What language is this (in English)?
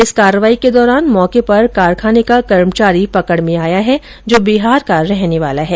Hindi